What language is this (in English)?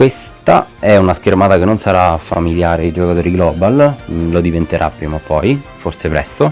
Italian